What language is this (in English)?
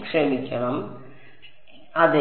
Malayalam